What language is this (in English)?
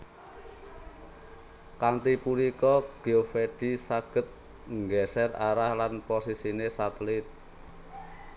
Javanese